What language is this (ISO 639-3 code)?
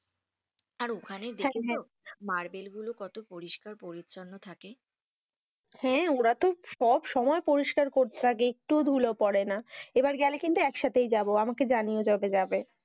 ben